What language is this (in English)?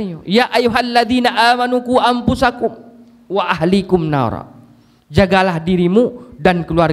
Malay